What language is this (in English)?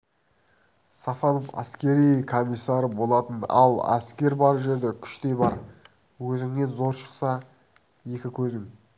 Kazakh